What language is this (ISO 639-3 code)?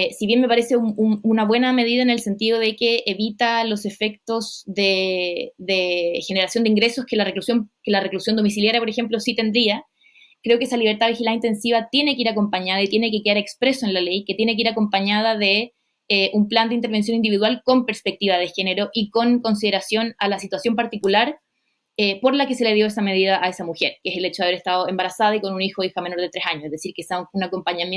spa